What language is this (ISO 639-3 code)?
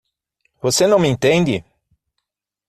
por